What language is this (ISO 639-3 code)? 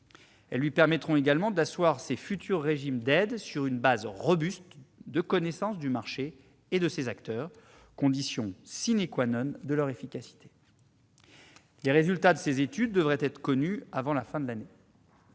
fra